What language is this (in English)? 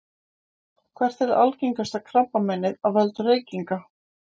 Icelandic